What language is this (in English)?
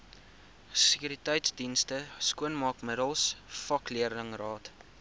Afrikaans